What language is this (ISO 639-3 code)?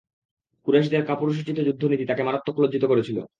ben